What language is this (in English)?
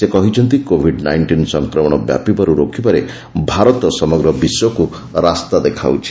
Odia